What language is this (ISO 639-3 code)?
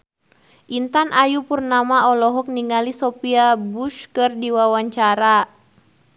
sun